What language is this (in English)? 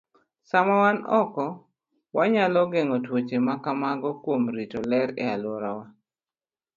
Luo (Kenya and Tanzania)